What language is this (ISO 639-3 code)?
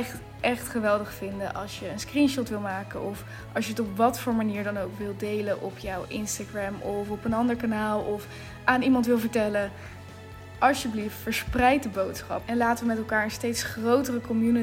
nld